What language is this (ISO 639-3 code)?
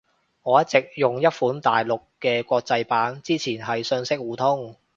yue